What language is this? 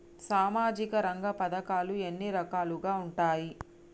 Telugu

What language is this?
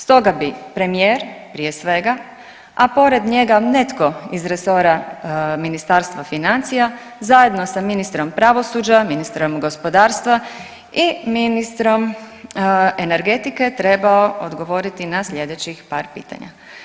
Croatian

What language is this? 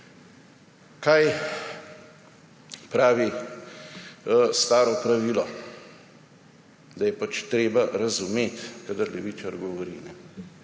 Slovenian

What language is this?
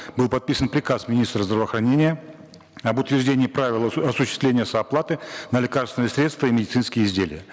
Kazakh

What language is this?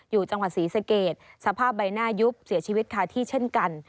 Thai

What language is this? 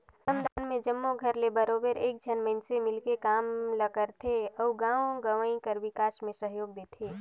Chhattisgarhi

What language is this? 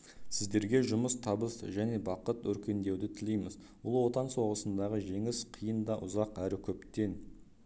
Kazakh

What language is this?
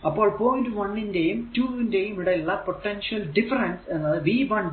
Malayalam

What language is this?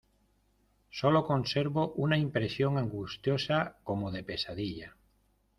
Spanish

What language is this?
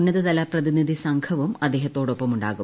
Malayalam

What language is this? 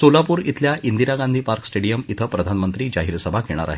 Marathi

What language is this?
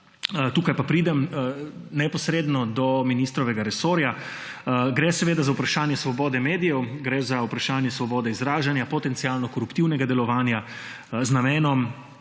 Slovenian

